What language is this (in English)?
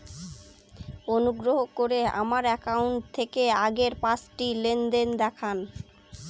Bangla